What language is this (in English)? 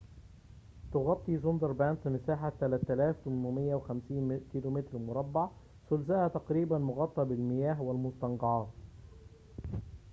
Arabic